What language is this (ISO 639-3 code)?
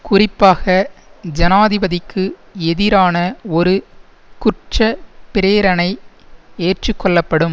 tam